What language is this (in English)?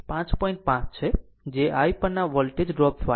Gujarati